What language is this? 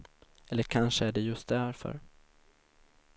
Swedish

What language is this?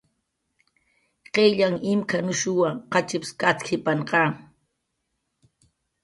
Jaqaru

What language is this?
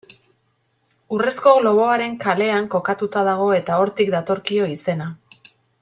Basque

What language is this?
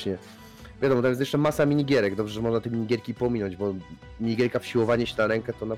Polish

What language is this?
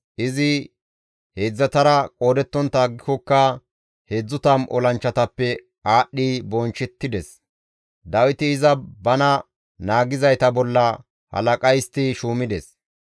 Gamo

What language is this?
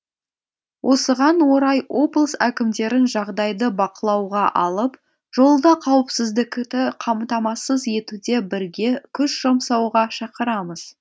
Kazakh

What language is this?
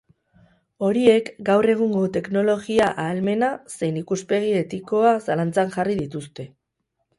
Basque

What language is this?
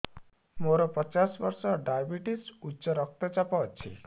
Odia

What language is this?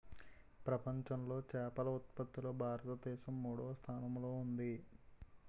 Telugu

